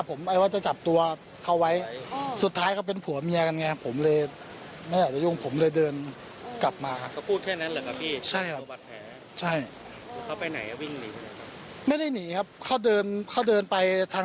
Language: Thai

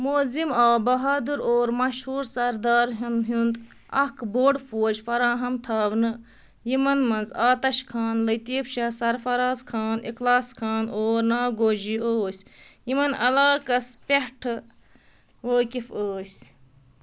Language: Kashmiri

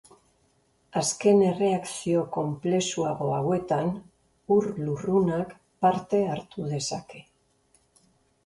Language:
Basque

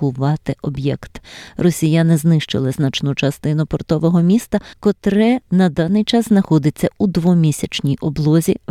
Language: Ukrainian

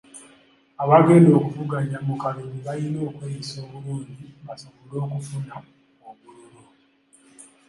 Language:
Ganda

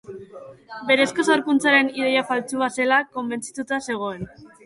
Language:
Basque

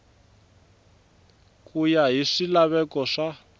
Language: Tsonga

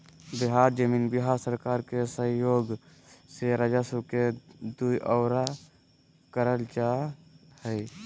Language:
Magahi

